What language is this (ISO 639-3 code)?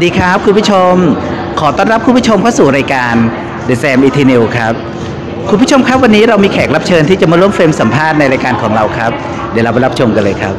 tha